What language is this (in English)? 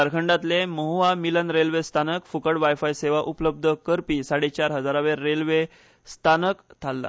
Konkani